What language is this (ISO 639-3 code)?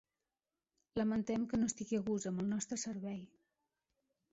cat